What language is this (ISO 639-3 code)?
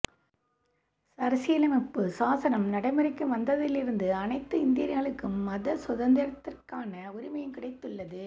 tam